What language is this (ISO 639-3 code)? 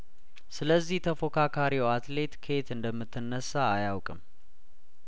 amh